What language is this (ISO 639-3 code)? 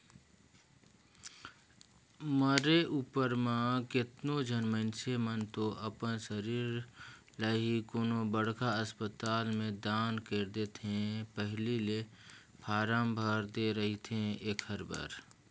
hne